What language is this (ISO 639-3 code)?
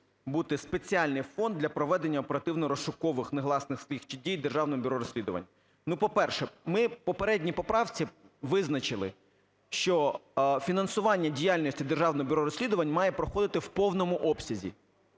ukr